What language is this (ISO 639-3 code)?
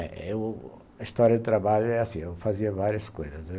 por